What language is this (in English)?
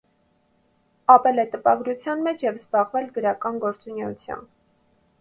Armenian